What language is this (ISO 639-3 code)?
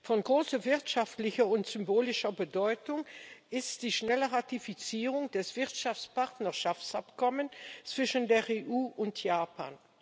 deu